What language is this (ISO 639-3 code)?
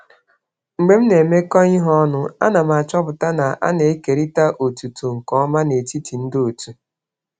ibo